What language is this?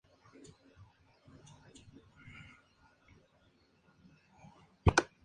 Spanish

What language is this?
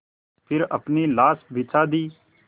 Hindi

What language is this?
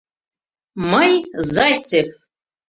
Mari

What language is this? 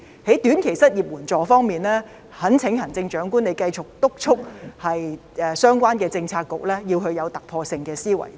Cantonese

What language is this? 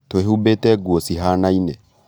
Kikuyu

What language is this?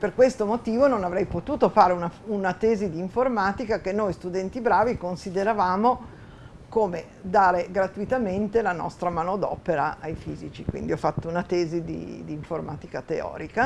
Italian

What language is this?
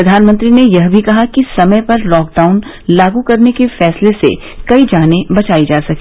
Hindi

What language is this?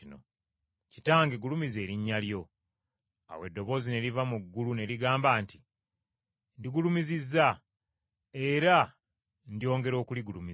Ganda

